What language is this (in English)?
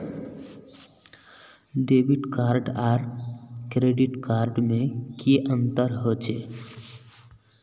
Magahi